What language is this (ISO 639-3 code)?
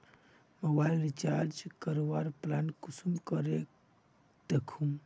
mag